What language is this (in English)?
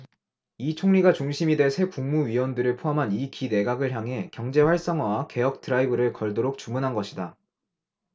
Korean